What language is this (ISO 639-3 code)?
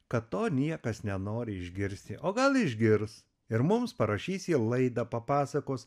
lit